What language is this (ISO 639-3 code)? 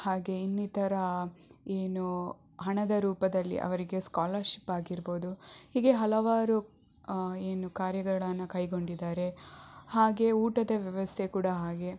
kan